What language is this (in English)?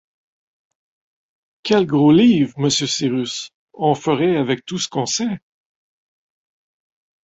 French